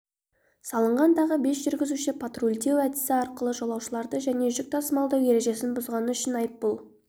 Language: Kazakh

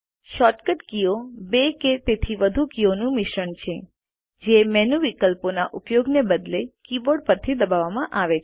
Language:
Gujarati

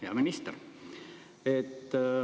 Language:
Estonian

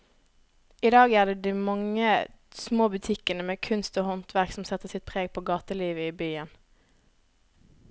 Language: Norwegian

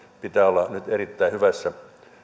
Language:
Finnish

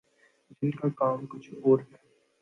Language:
Urdu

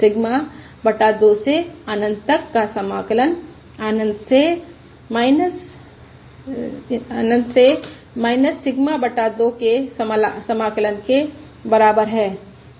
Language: Hindi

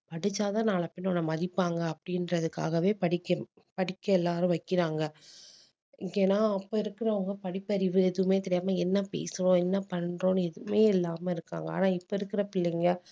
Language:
Tamil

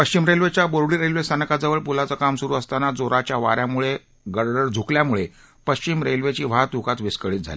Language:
Marathi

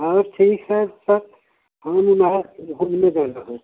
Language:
Hindi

